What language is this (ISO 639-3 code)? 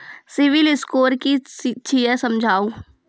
mai